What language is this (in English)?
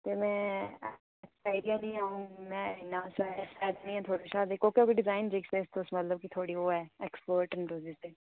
Dogri